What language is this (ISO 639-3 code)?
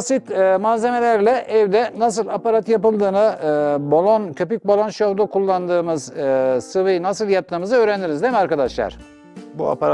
tur